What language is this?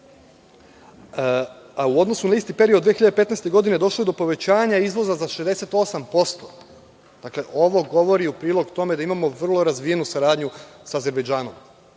Serbian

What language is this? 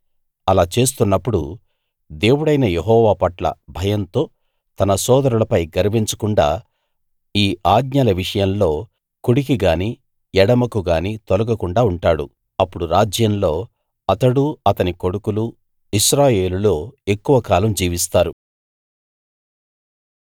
Telugu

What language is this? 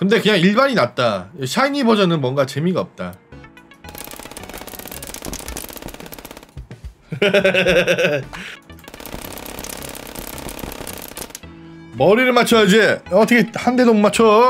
Korean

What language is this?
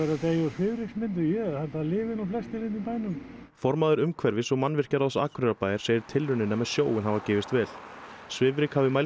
Icelandic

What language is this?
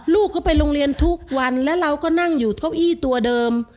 Thai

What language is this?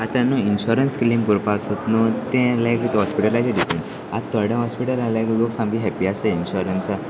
Konkani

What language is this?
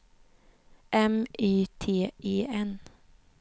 Swedish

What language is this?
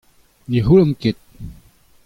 Breton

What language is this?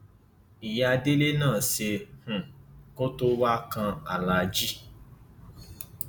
Yoruba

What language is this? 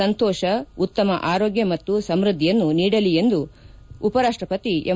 Kannada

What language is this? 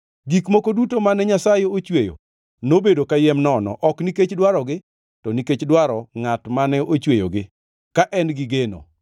Luo (Kenya and Tanzania)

